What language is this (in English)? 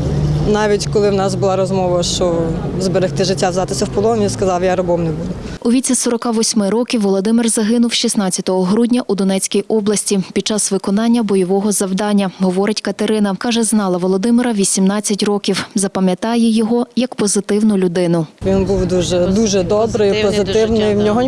Ukrainian